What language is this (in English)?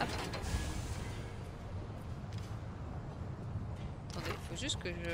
French